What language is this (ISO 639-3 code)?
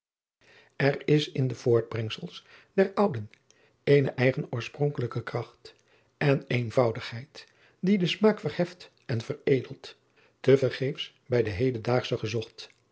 nld